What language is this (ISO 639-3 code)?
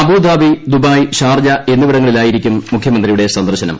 mal